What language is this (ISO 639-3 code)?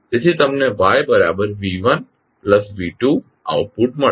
guj